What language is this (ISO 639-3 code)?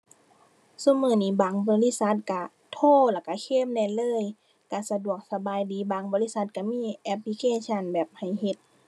tha